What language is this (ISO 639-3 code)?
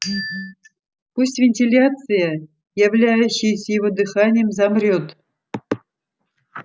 rus